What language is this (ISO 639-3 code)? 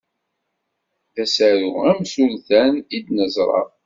kab